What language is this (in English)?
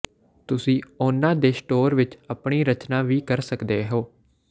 Punjabi